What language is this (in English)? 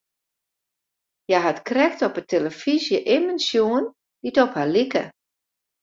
Western Frisian